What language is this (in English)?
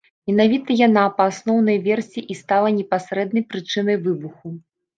Belarusian